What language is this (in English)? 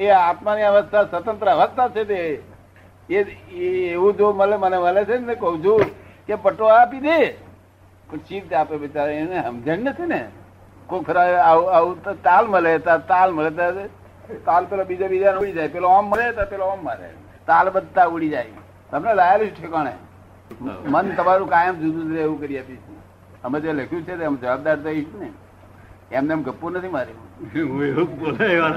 Gujarati